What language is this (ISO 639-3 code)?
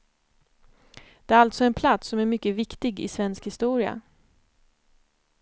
swe